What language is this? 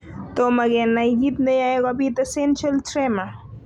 Kalenjin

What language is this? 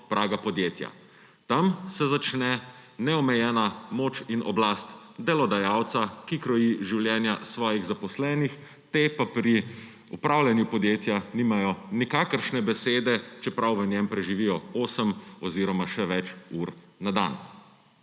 Slovenian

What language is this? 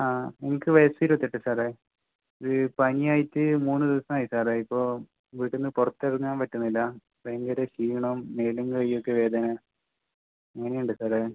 Malayalam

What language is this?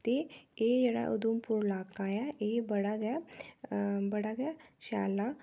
Dogri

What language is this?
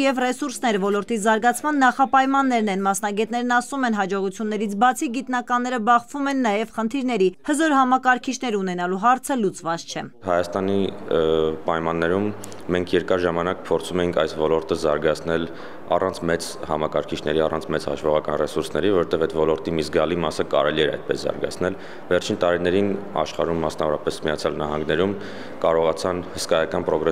Romanian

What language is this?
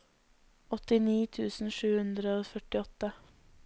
Norwegian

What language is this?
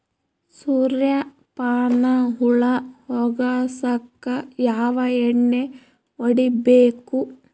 Kannada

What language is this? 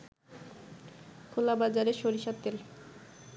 Bangla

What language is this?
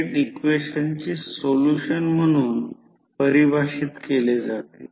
Marathi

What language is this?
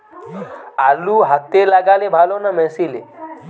Bangla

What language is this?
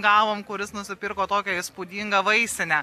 Lithuanian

